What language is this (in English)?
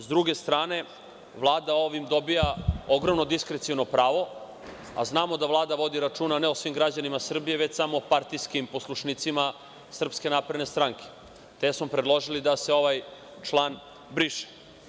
Serbian